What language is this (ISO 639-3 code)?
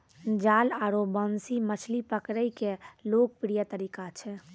mai